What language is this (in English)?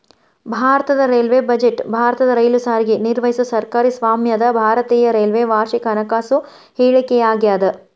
Kannada